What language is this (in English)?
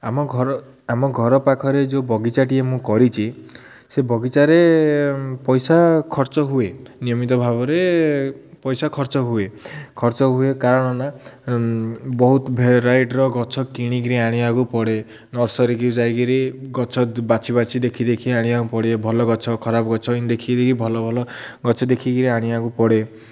Odia